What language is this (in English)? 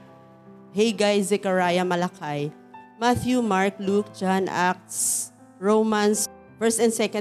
Filipino